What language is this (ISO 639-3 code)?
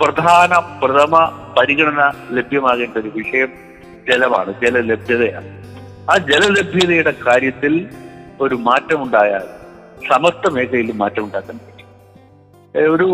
mal